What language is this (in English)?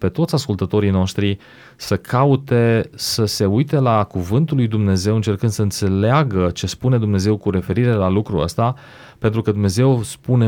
Romanian